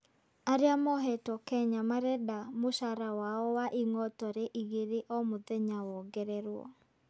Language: Kikuyu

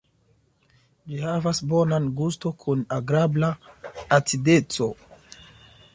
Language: Esperanto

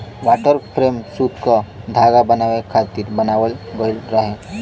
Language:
Bhojpuri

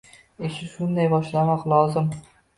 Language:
Uzbek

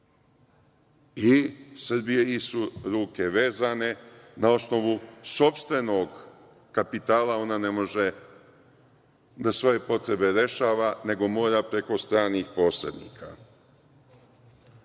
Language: Serbian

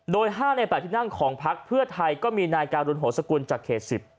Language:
Thai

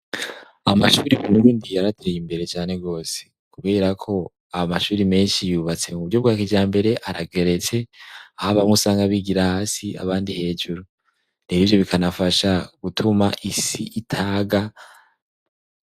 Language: Rundi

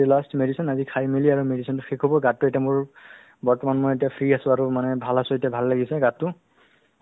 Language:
Assamese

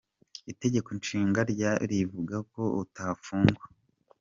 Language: Kinyarwanda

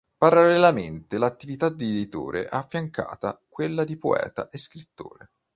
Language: Italian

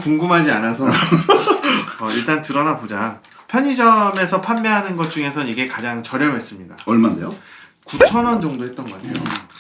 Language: Korean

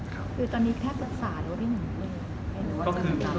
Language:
Thai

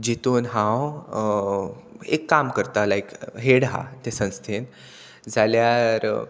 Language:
Konkani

